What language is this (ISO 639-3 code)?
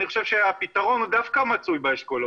heb